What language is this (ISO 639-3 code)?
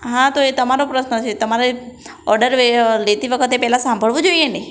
guj